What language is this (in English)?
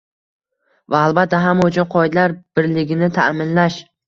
Uzbek